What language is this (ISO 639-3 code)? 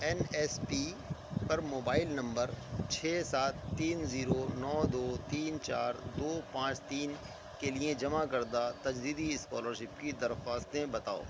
urd